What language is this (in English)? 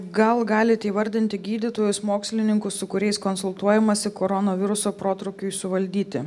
Lithuanian